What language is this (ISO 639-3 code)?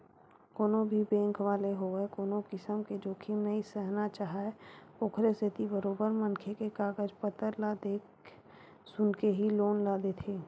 hne